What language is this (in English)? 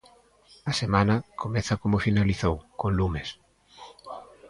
Galician